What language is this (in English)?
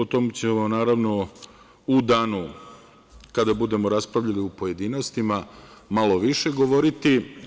Serbian